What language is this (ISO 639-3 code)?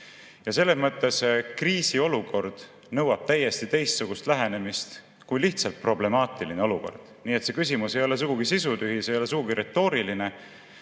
est